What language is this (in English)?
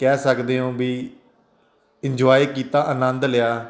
Punjabi